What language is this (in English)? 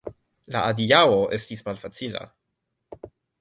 Esperanto